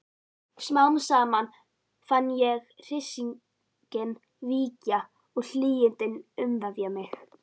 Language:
Icelandic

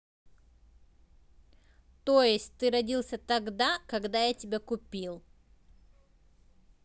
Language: Russian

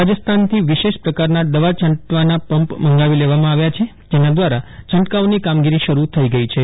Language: Gujarati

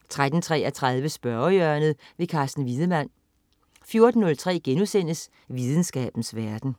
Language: Danish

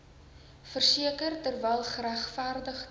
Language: Afrikaans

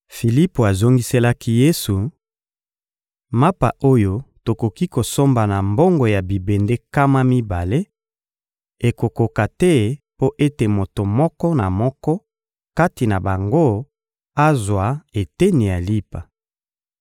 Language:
Lingala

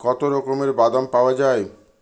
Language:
Bangla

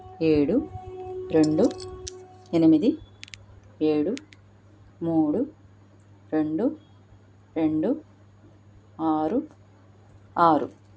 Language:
Telugu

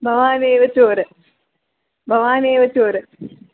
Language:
Sanskrit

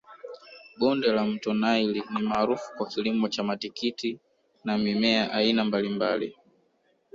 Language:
Swahili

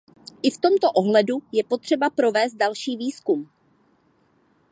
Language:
Czech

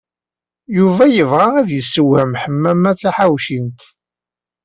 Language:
Kabyle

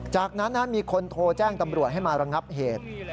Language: Thai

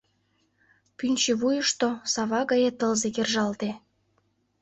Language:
Mari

